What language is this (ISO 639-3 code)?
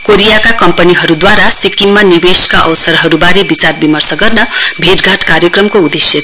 nep